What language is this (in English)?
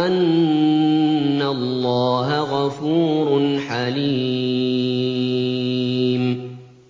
Arabic